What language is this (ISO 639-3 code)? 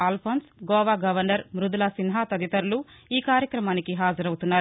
tel